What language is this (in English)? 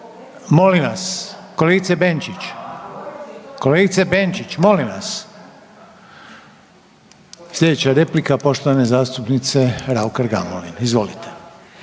Croatian